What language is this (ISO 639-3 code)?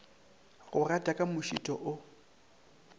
nso